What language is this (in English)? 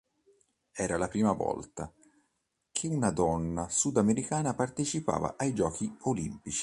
Italian